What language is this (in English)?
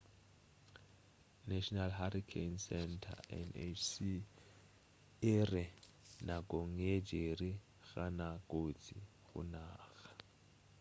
Northern Sotho